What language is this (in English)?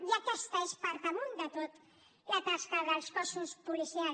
Catalan